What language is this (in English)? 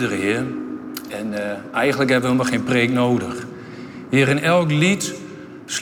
Dutch